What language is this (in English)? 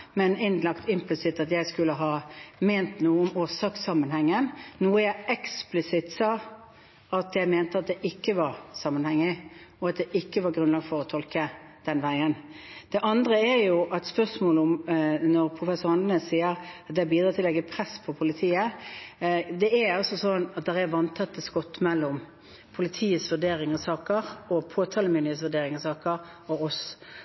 Norwegian Bokmål